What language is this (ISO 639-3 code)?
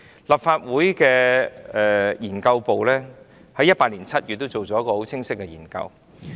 yue